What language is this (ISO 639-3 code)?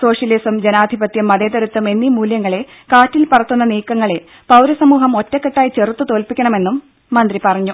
mal